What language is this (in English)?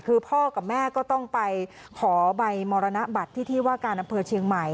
Thai